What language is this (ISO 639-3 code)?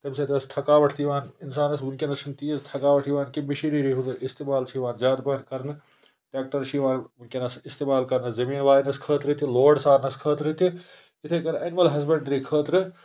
kas